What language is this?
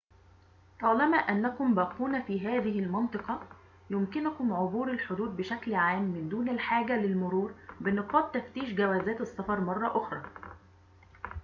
Arabic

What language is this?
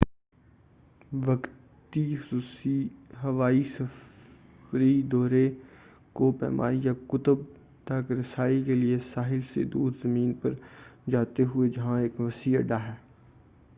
Urdu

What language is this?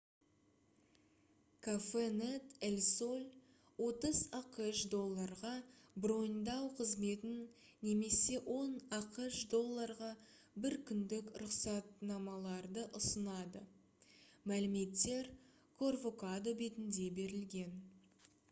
Kazakh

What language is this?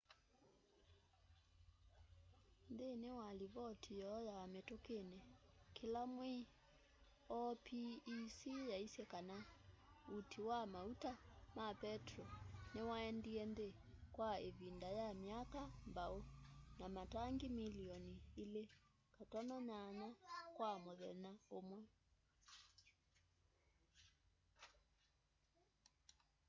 Kamba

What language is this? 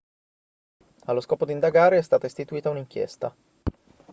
Italian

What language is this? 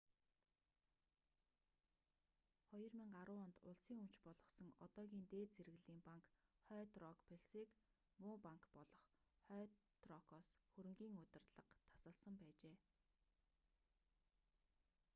Mongolian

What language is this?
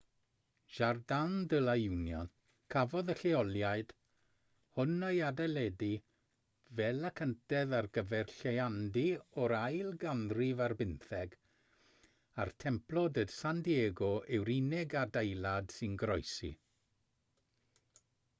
Welsh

